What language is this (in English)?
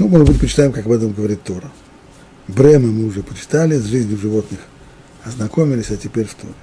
Russian